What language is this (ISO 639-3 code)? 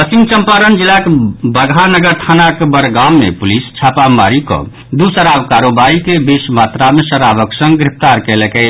mai